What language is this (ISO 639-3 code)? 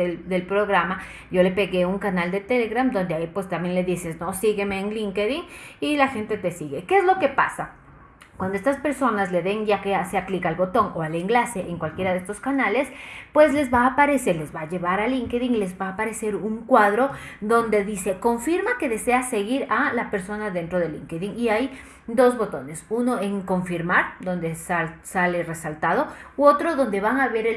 spa